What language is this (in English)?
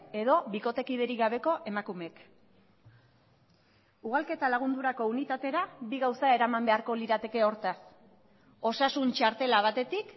Basque